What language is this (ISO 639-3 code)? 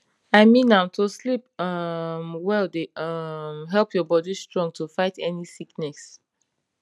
pcm